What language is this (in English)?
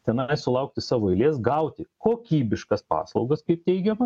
Lithuanian